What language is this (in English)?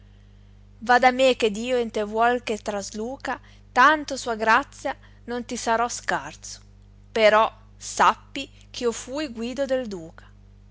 Italian